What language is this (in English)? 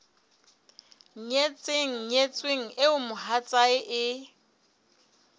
Southern Sotho